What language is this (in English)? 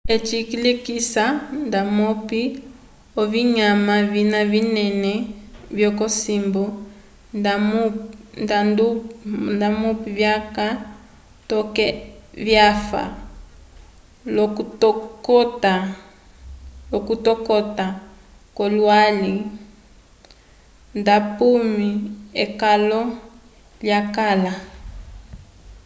Umbundu